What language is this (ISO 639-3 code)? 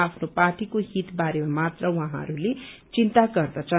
nep